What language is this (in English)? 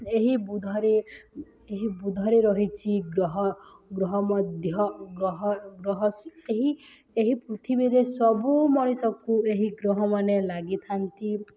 Odia